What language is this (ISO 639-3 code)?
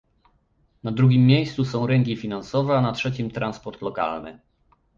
pol